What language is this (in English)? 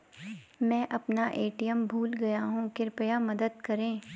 Hindi